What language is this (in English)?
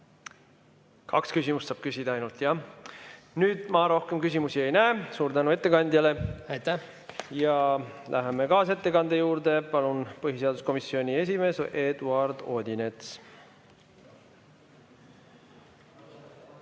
Estonian